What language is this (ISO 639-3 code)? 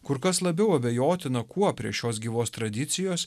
lit